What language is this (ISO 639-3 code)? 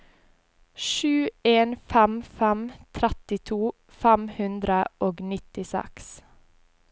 nor